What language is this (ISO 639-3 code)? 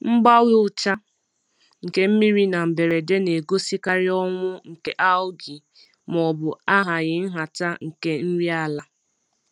ibo